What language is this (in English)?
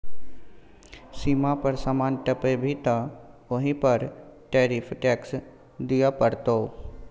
Maithili